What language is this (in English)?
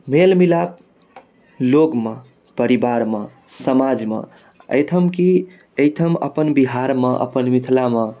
Maithili